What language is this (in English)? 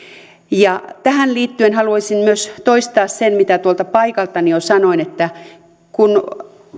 Finnish